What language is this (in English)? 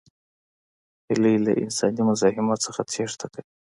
Pashto